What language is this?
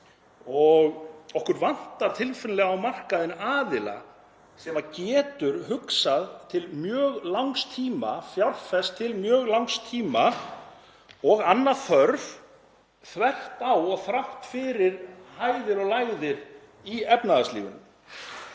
Icelandic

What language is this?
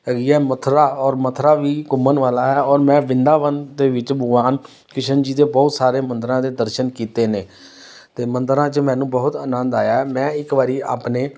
Punjabi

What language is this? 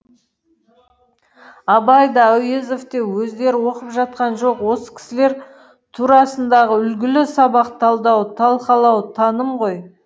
Kazakh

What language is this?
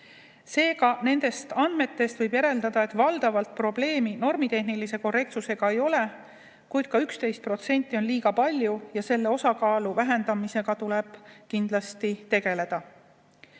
Estonian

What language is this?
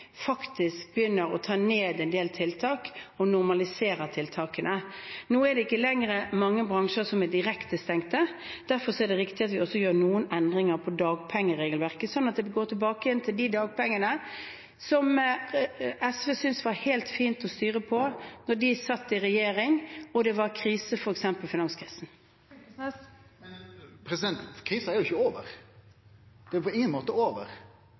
Norwegian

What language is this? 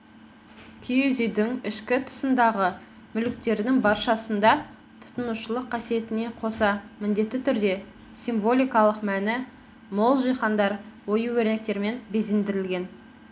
Kazakh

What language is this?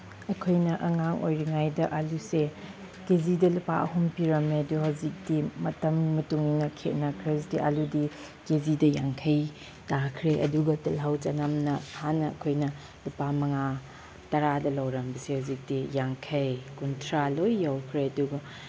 Manipuri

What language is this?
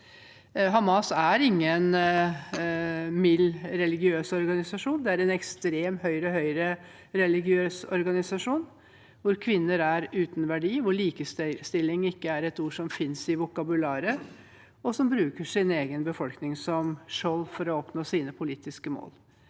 Norwegian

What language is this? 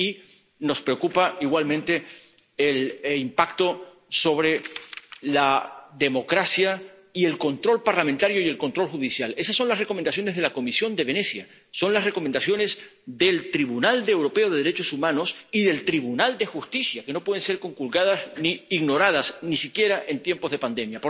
Spanish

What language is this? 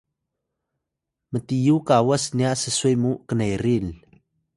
Atayal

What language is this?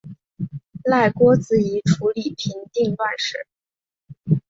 Chinese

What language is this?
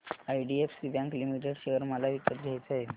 Marathi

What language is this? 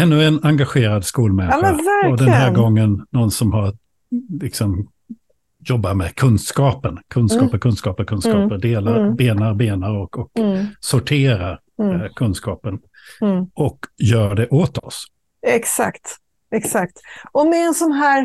Swedish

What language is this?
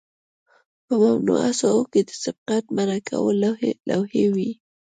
Pashto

